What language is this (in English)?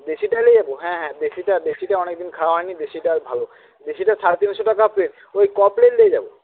Bangla